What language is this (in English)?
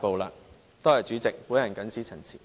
Cantonese